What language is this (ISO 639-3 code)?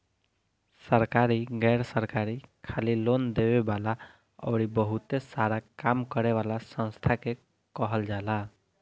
bho